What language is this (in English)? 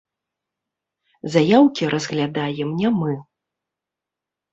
Belarusian